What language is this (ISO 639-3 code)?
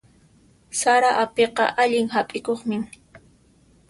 qxp